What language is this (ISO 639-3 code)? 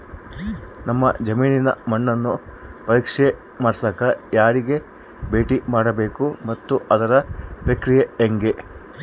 kan